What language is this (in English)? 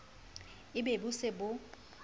Southern Sotho